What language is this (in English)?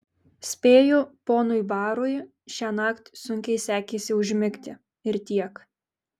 Lithuanian